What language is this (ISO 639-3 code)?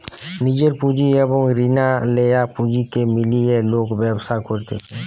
ben